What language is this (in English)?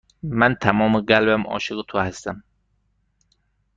Persian